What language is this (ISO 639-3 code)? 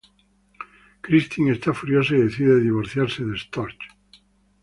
spa